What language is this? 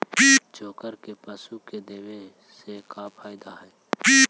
Magahi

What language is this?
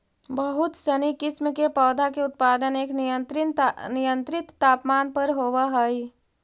Magahi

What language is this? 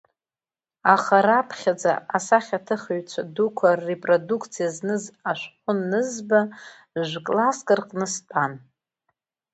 Abkhazian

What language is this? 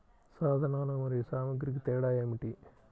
Telugu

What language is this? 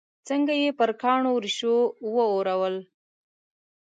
Pashto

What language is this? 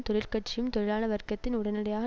Tamil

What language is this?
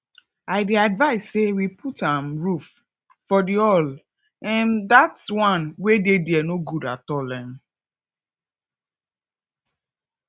Nigerian Pidgin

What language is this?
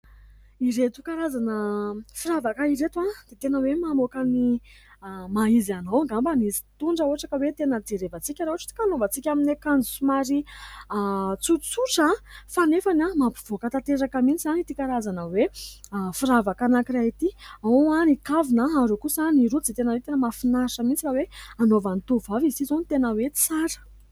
Malagasy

